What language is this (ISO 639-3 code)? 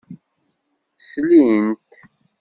kab